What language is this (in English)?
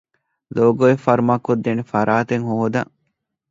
Divehi